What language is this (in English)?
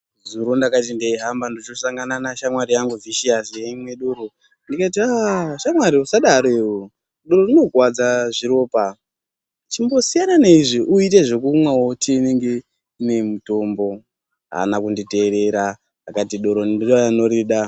Ndau